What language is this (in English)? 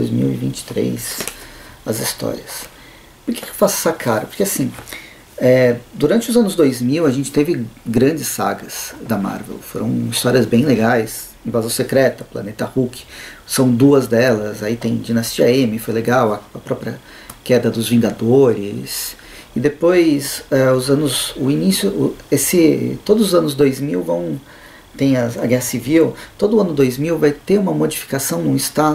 Portuguese